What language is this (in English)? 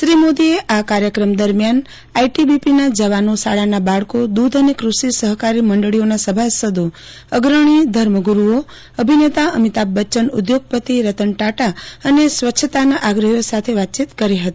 Gujarati